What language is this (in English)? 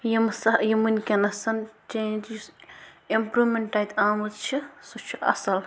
Kashmiri